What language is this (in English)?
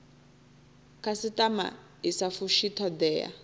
Venda